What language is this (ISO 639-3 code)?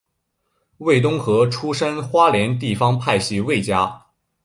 zho